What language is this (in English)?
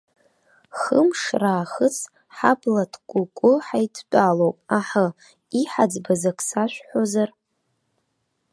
Abkhazian